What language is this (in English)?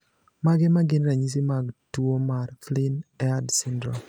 Luo (Kenya and Tanzania)